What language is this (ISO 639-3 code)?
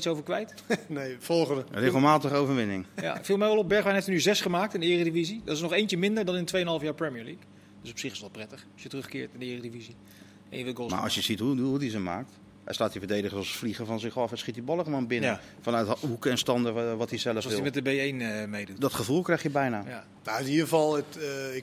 nld